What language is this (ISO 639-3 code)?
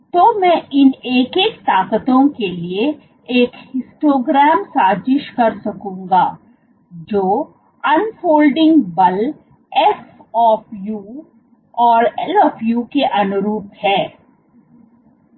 hin